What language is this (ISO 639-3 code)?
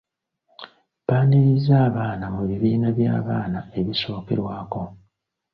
lug